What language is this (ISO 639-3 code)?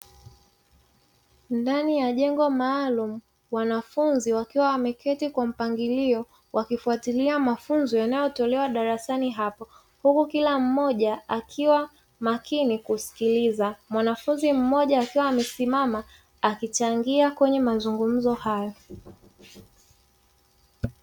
swa